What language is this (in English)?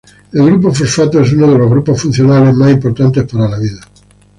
Spanish